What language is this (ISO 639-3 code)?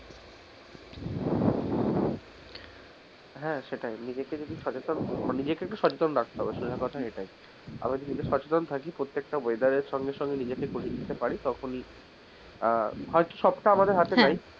ben